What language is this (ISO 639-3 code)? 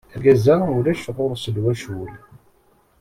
kab